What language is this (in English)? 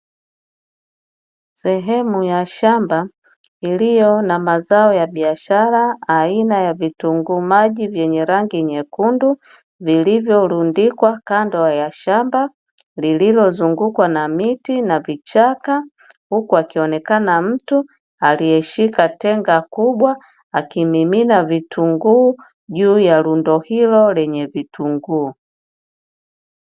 Swahili